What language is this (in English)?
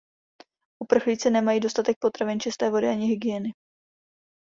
Czech